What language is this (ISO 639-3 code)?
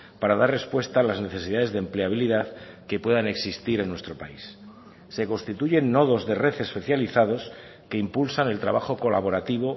spa